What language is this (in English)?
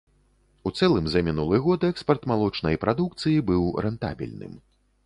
Belarusian